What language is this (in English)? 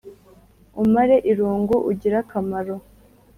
Kinyarwanda